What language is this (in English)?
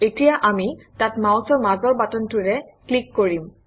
Assamese